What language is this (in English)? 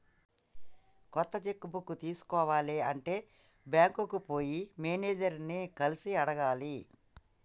Telugu